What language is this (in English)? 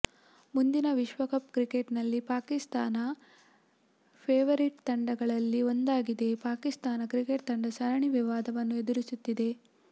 Kannada